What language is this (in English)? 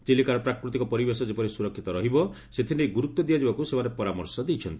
Odia